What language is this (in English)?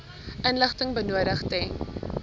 Afrikaans